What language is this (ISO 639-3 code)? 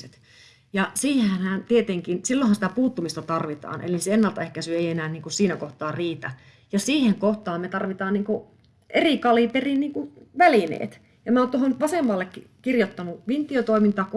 fin